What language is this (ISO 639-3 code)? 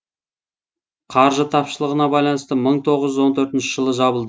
kaz